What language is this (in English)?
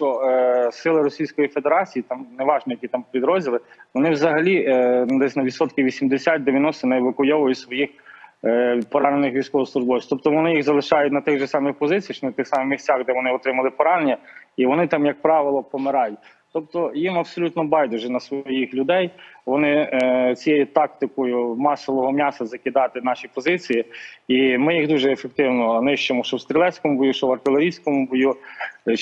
Ukrainian